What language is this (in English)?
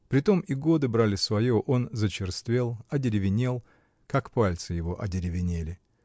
Russian